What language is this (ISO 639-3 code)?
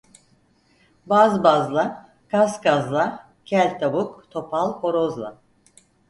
tur